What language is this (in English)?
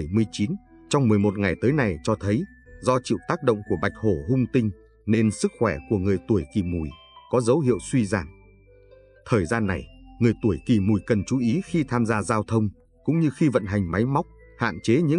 Vietnamese